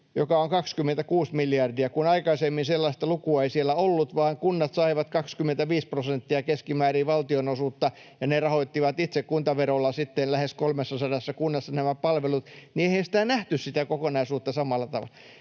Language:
Finnish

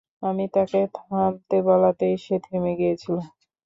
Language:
Bangla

